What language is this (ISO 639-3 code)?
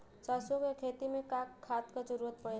bho